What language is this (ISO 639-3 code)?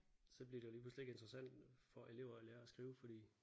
dan